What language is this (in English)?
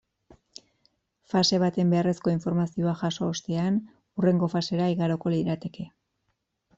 Basque